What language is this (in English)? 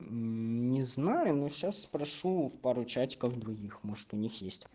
Russian